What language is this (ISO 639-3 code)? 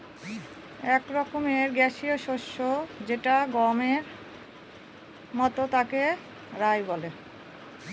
ben